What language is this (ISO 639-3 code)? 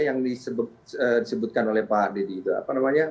ind